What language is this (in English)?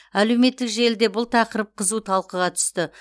Kazakh